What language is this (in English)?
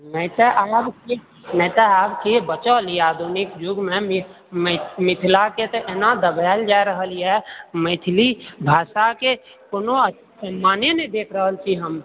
Maithili